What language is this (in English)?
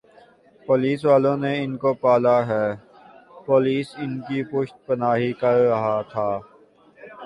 Urdu